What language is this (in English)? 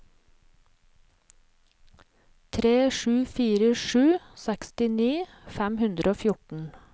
Norwegian